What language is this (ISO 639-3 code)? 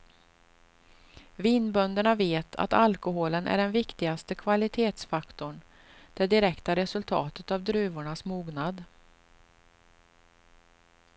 swe